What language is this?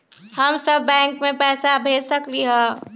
Magahi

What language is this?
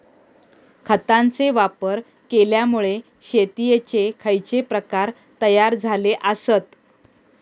Marathi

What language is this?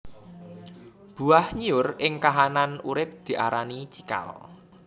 Javanese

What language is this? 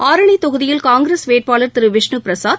Tamil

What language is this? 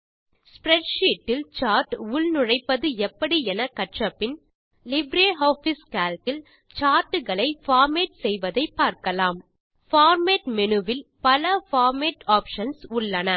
Tamil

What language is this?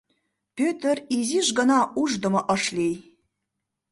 Mari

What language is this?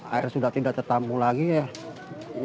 Indonesian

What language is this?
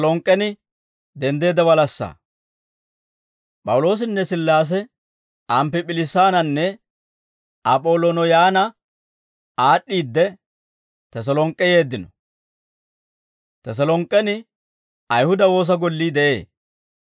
Dawro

